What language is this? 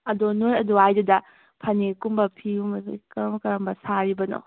Manipuri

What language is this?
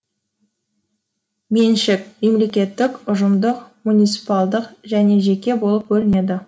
Kazakh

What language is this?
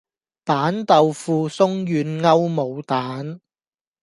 Cantonese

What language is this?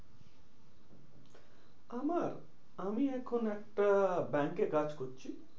Bangla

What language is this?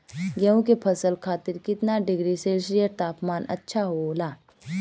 Bhojpuri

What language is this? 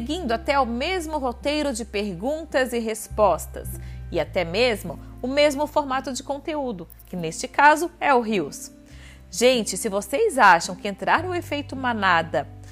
Portuguese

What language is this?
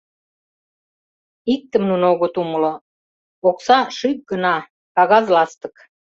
Mari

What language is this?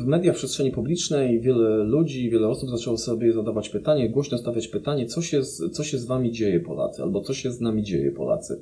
Polish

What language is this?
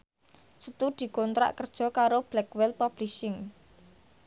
Javanese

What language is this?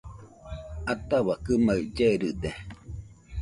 Nüpode Huitoto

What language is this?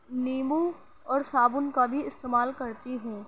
Urdu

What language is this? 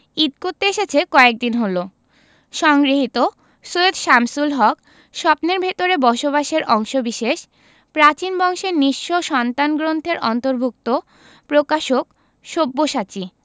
Bangla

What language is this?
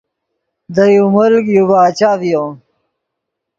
Yidgha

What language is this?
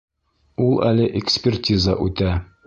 Bashkir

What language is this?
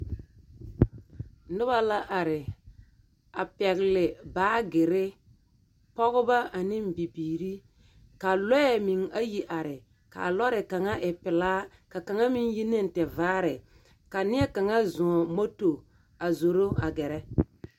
Southern Dagaare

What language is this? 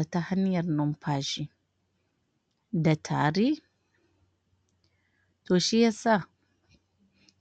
Hausa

